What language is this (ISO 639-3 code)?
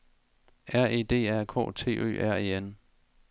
dan